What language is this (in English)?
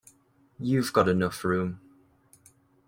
English